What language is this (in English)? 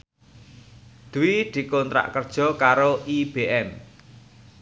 Javanese